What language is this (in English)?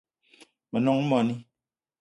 Eton (Cameroon)